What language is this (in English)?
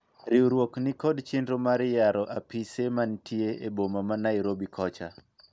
Luo (Kenya and Tanzania)